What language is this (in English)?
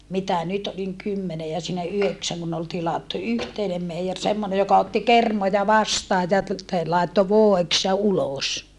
Finnish